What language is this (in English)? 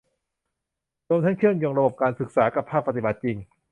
Thai